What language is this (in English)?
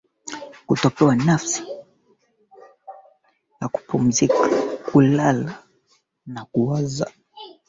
Swahili